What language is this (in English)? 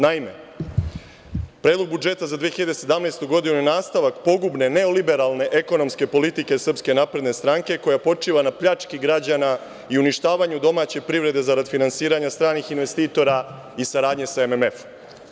Serbian